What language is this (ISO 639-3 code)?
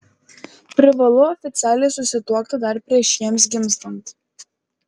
lit